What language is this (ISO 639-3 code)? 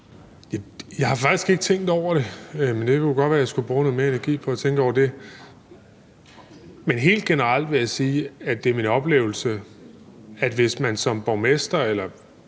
dan